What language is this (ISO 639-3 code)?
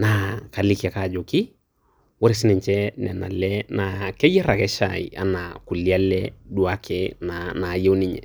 mas